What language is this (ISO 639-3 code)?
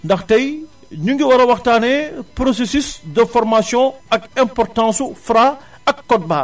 wol